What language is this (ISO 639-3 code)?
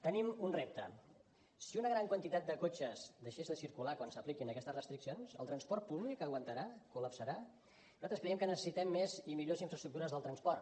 cat